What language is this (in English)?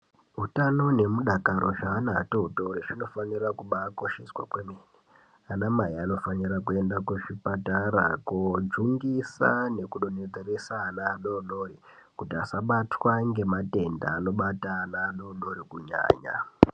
Ndau